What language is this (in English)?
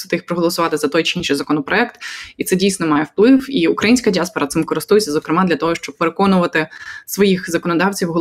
Ukrainian